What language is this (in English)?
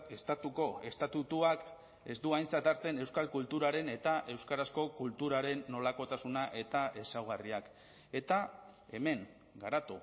Basque